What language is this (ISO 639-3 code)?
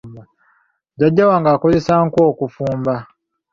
lug